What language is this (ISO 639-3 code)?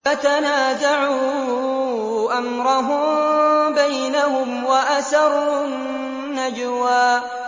ara